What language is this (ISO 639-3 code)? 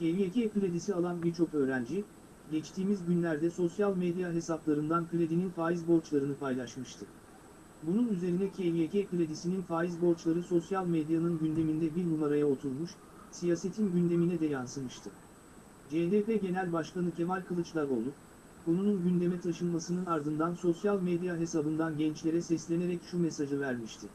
tur